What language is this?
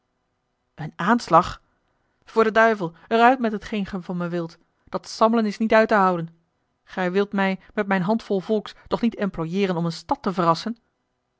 Dutch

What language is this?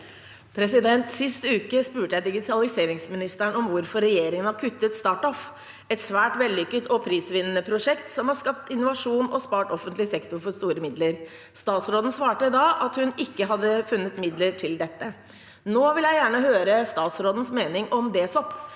Norwegian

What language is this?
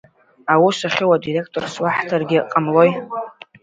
Abkhazian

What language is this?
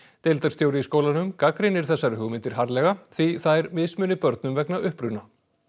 Icelandic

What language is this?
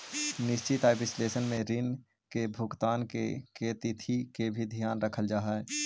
Magahi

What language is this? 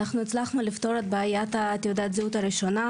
Hebrew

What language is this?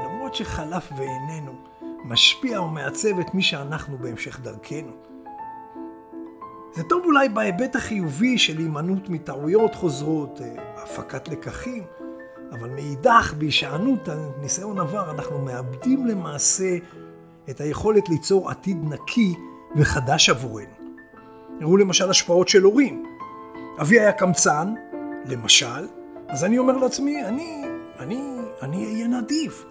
Hebrew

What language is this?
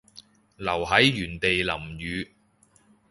Cantonese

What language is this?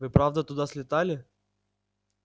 Russian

